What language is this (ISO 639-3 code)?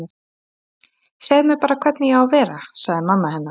isl